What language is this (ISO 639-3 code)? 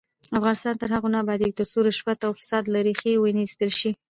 pus